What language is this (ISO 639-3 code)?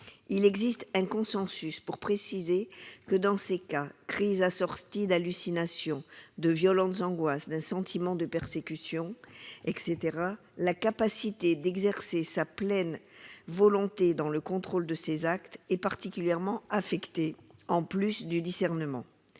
fra